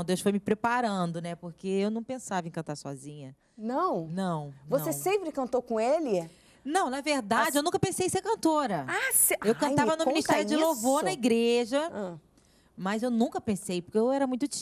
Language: Portuguese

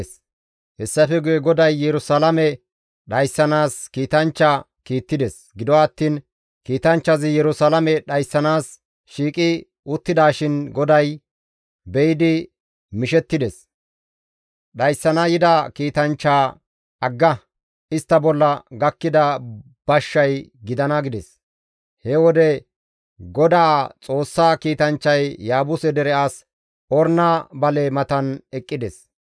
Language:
Gamo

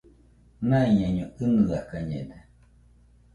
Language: Nüpode Huitoto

